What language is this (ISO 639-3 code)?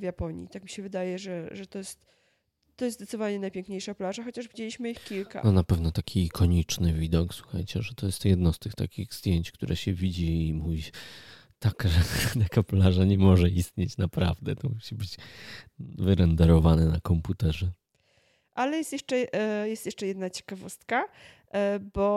pol